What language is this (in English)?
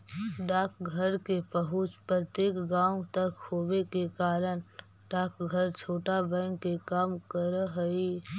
Magahi